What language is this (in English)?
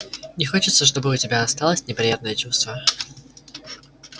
Russian